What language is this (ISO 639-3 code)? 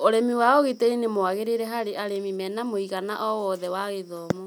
kik